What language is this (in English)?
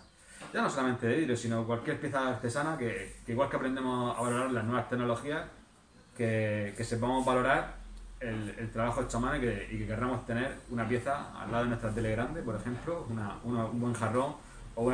Spanish